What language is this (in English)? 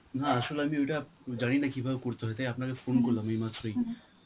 Bangla